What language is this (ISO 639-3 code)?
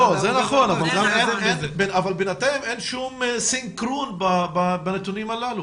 heb